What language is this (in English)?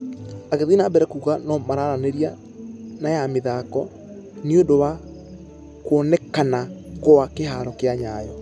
Kikuyu